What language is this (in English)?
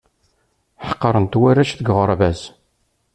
Kabyle